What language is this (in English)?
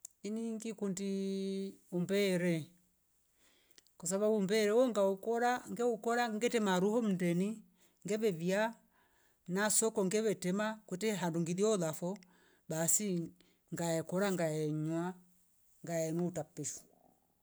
Rombo